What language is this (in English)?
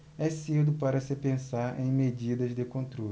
Portuguese